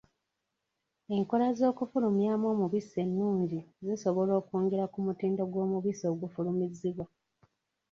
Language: Ganda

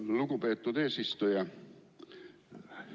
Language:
Estonian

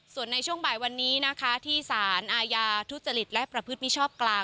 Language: Thai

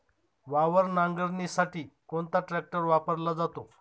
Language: Marathi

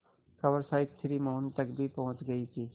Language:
Hindi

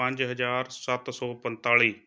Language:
Punjabi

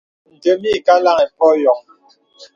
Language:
Bebele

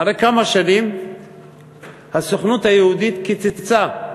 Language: Hebrew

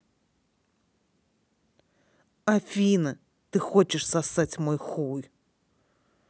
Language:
Russian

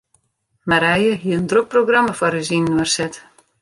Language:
Western Frisian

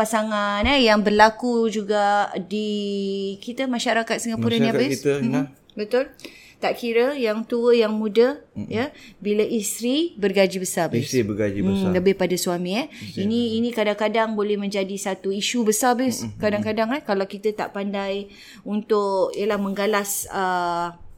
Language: Malay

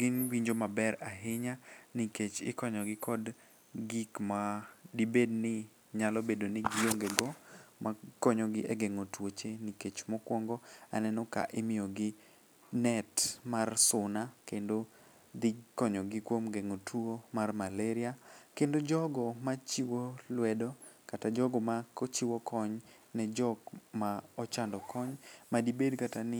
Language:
Luo (Kenya and Tanzania)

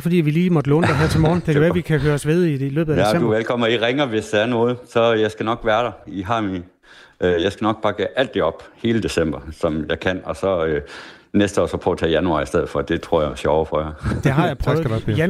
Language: Danish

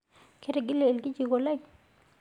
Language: Masai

